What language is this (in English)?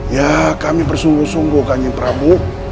Indonesian